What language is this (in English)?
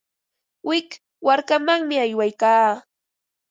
Ambo-Pasco Quechua